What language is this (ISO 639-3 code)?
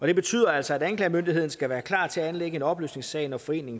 dan